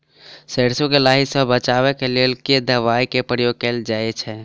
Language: Maithili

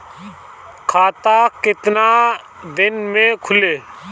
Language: Bhojpuri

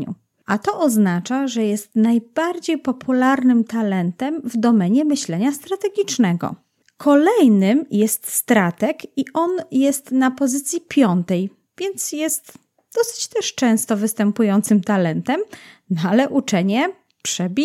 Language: Polish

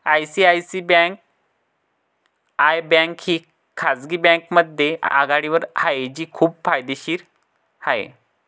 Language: Marathi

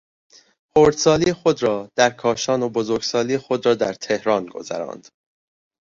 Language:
Persian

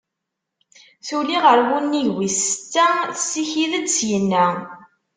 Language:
Kabyle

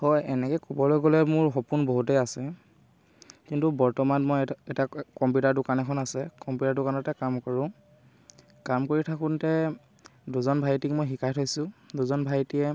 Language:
Assamese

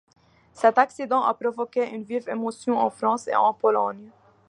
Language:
French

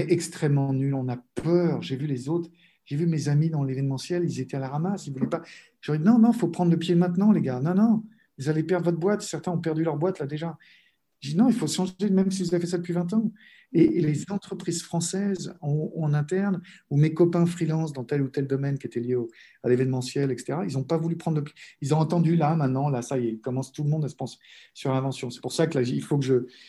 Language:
French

